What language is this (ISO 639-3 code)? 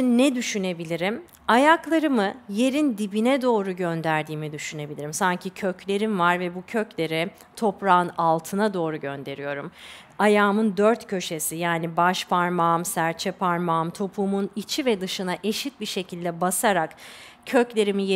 tur